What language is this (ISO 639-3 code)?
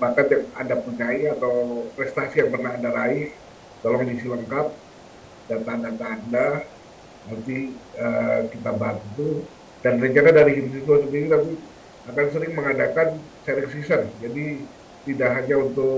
ind